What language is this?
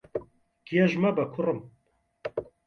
Central Kurdish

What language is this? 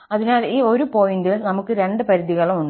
Malayalam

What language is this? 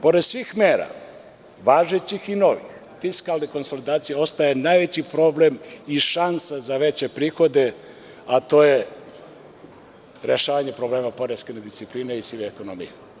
Serbian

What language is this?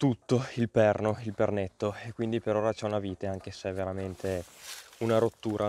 Italian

